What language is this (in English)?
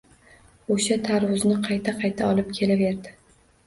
Uzbek